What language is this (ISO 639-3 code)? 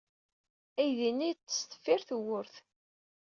kab